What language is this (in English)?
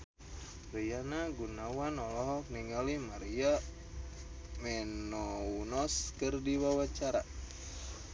Sundanese